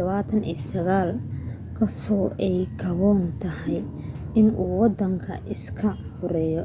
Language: Somali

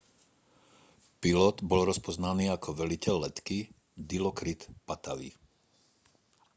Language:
Slovak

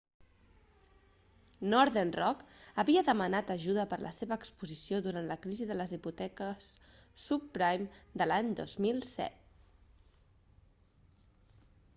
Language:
Catalan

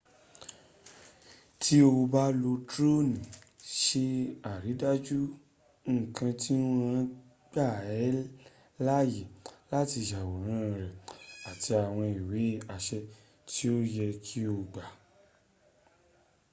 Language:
Yoruba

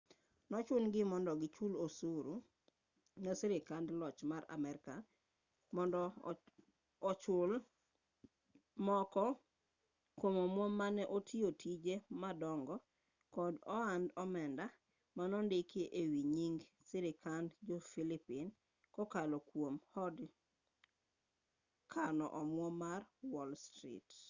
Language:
Luo (Kenya and Tanzania)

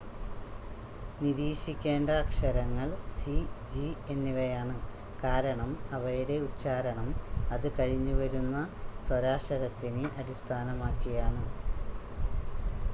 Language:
Malayalam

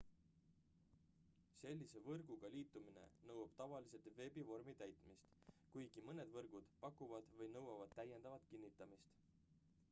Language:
Estonian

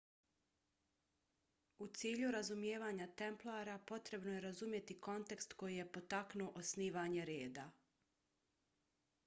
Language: Bosnian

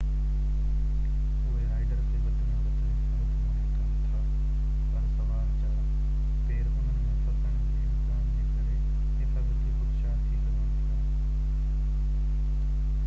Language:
Sindhi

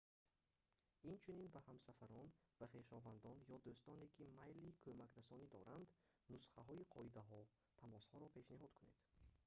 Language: Tajik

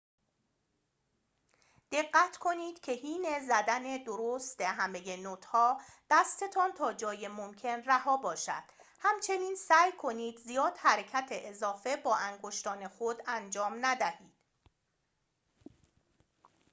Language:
Persian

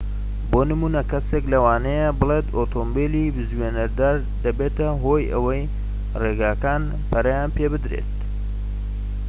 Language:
Central Kurdish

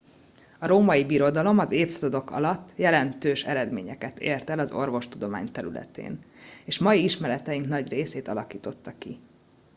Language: Hungarian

